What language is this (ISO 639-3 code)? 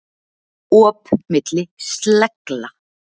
isl